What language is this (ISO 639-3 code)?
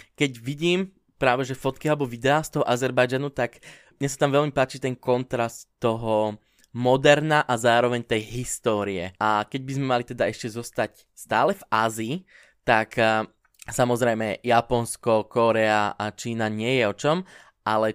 slk